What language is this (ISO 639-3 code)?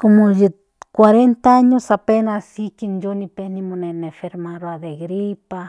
nhn